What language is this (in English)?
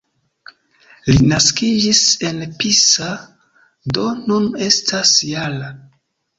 Esperanto